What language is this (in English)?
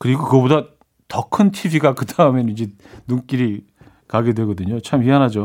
Korean